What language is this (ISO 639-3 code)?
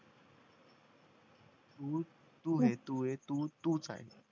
mar